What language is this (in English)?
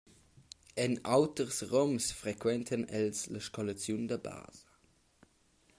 Romansh